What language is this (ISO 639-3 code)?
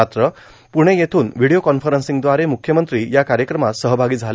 mar